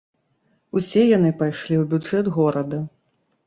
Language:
Belarusian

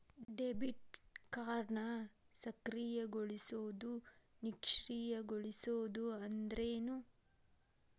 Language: Kannada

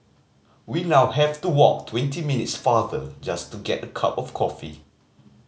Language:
English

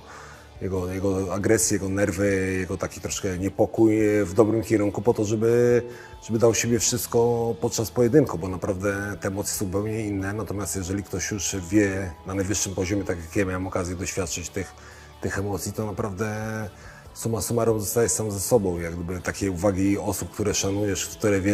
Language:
Polish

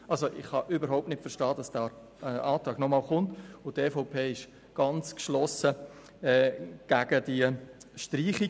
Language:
Swiss German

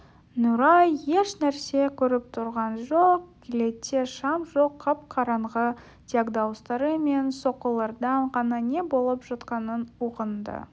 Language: Kazakh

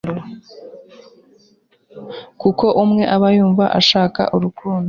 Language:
Kinyarwanda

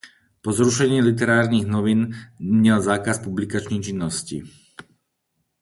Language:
Czech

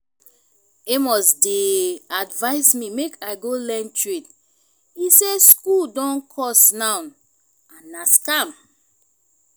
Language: Nigerian Pidgin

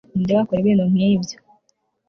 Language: Kinyarwanda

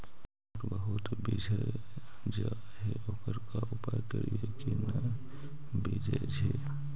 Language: Magahi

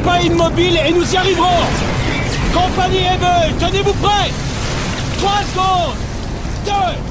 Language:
French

